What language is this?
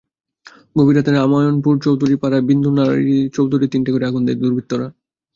Bangla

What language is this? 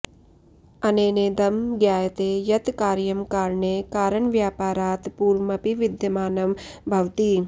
Sanskrit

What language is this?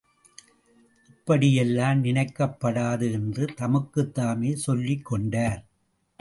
Tamil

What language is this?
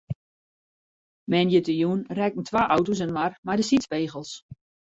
Western Frisian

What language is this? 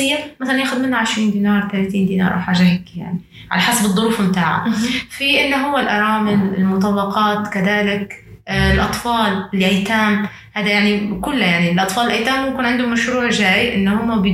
Arabic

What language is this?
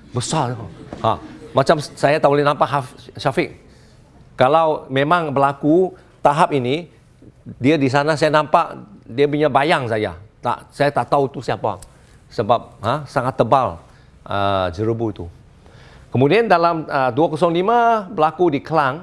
Malay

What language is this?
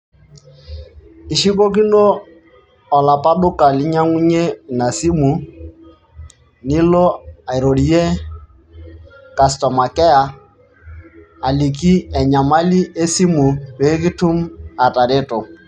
Masai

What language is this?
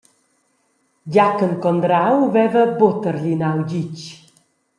Romansh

